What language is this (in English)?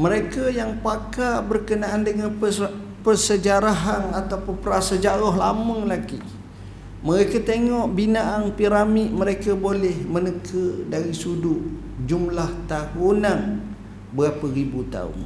Malay